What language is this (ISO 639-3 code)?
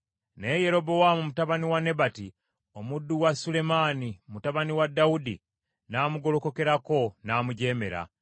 lug